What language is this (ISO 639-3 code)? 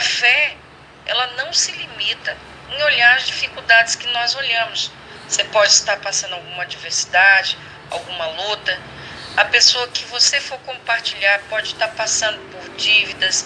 por